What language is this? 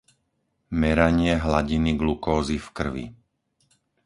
Slovak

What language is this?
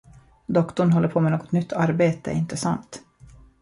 Swedish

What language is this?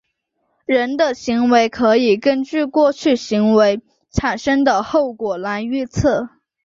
Chinese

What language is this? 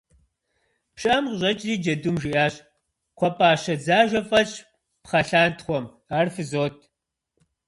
Kabardian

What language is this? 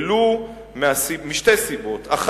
Hebrew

